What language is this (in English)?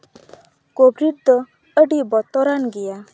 Santali